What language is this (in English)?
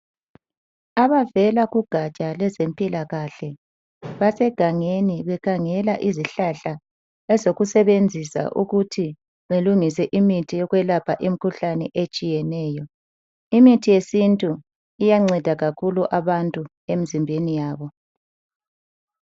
North Ndebele